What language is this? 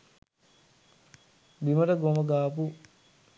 Sinhala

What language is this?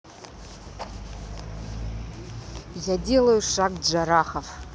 Russian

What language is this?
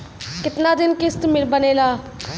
Bhojpuri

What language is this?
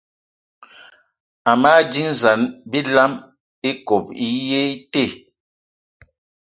Eton (Cameroon)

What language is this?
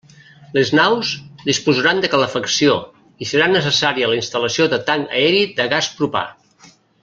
Catalan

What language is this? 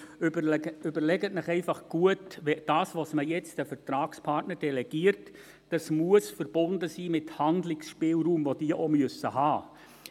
Swiss German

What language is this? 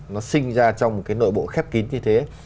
Vietnamese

